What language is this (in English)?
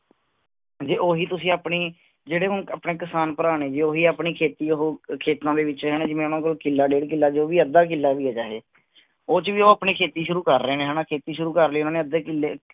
Punjabi